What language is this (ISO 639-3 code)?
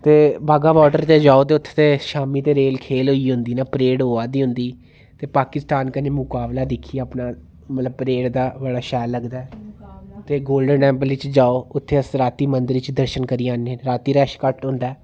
doi